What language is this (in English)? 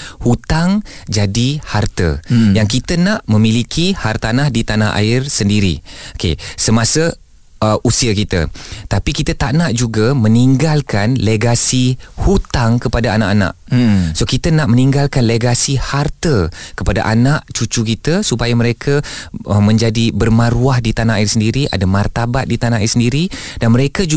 Malay